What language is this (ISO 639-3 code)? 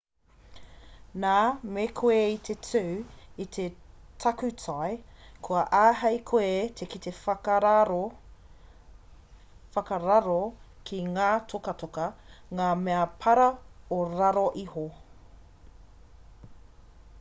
mri